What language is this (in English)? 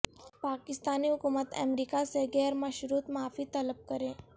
Urdu